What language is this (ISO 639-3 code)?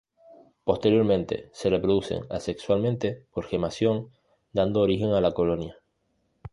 spa